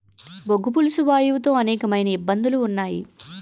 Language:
Telugu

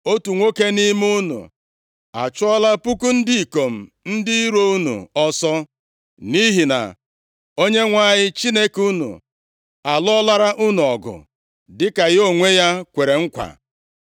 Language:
Igbo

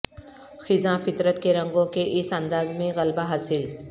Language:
Urdu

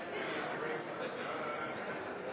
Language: Norwegian Nynorsk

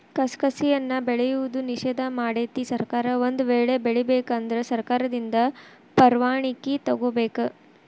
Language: Kannada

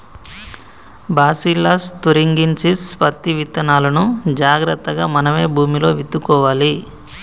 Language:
Telugu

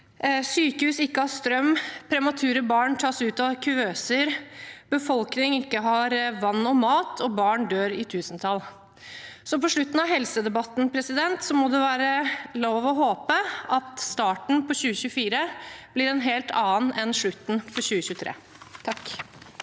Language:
Norwegian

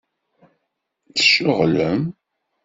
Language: Kabyle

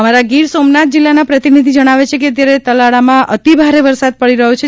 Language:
Gujarati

